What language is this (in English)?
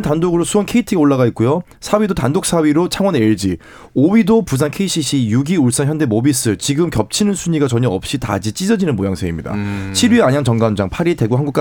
Korean